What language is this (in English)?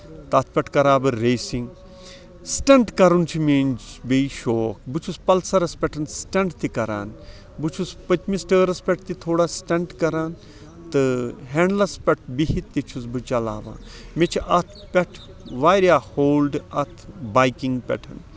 Kashmiri